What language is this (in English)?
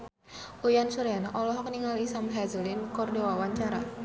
Sundanese